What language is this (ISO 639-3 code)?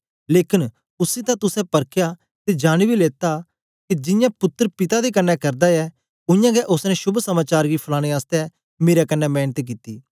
doi